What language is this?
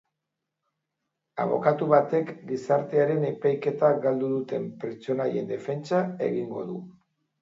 Basque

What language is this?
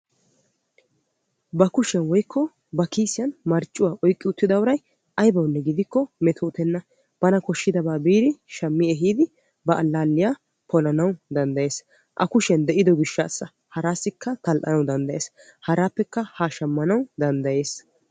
Wolaytta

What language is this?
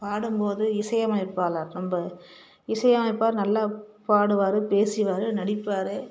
Tamil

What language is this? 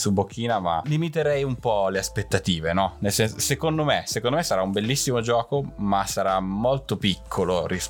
Italian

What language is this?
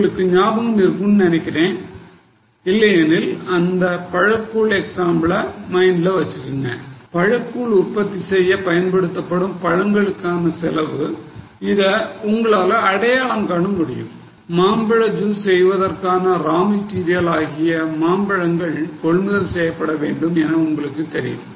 Tamil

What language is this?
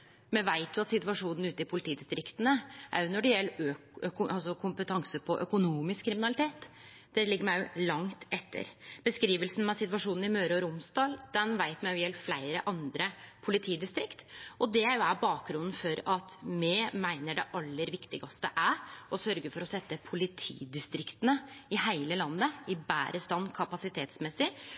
Norwegian Nynorsk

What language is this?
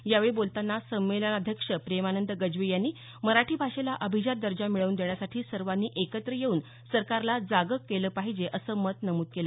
Marathi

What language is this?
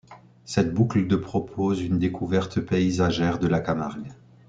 French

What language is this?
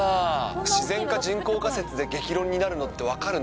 Japanese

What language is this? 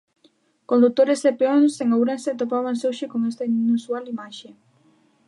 Galician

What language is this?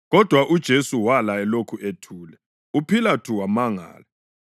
North Ndebele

